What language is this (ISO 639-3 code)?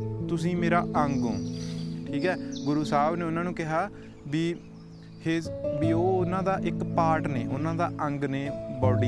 pan